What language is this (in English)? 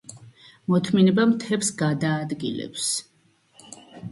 Georgian